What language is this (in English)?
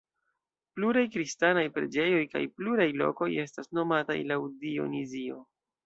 Esperanto